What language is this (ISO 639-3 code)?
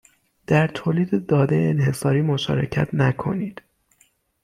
fas